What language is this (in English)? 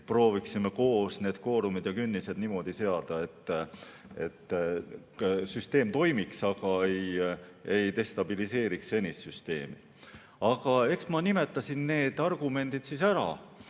Estonian